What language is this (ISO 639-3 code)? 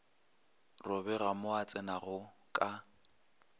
nso